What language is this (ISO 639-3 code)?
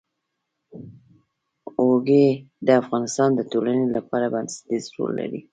pus